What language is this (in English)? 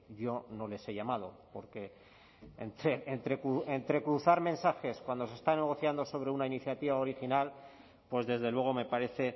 Spanish